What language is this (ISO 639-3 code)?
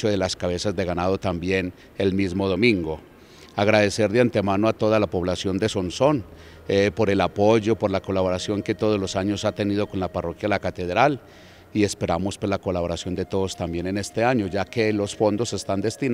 spa